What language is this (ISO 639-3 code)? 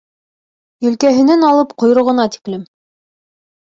bak